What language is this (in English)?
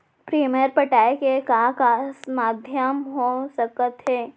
Chhattisgarhi